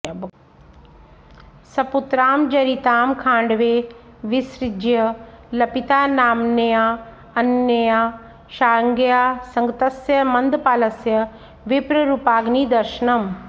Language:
Sanskrit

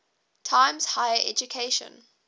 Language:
English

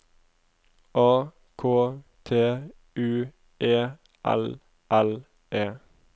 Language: Norwegian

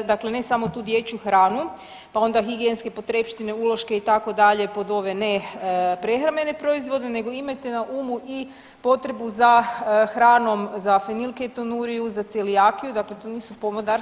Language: Croatian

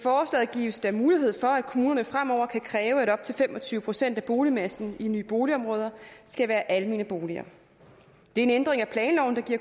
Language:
Danish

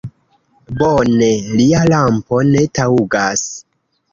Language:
Esperanto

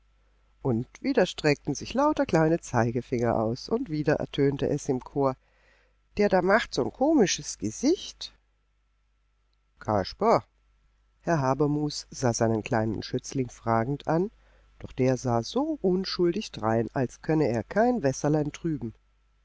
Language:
German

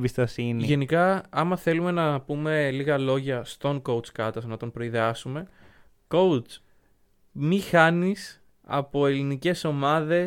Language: Greek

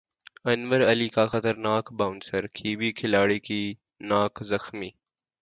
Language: Urdu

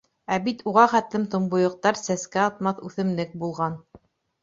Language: Bashkir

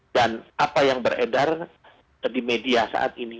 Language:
Indonesian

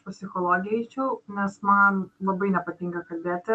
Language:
Lithuanian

